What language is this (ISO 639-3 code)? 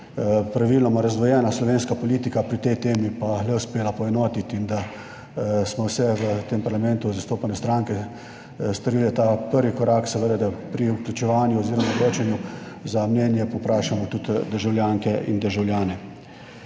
slv